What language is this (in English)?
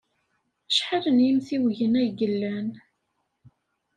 Kabyle